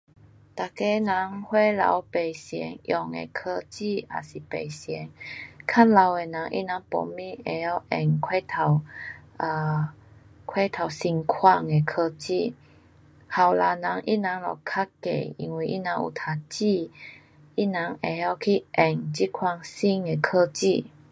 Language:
Pu-Xian Chinese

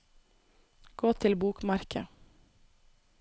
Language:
Norwegian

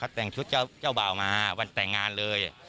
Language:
Thai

